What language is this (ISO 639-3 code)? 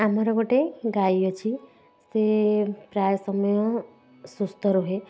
ori